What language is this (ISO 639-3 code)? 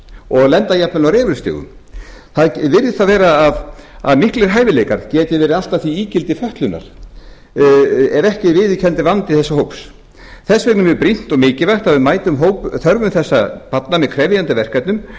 isl